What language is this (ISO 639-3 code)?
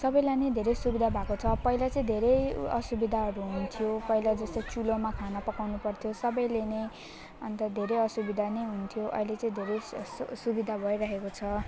nep